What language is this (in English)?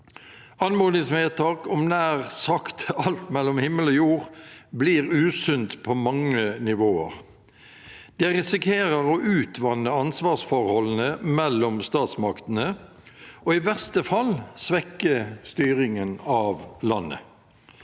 Norwegian